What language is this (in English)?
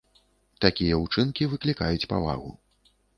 Belarusian